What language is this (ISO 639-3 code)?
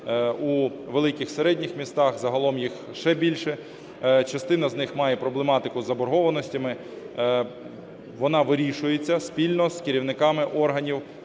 ukr